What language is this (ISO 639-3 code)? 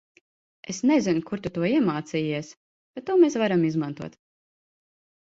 lav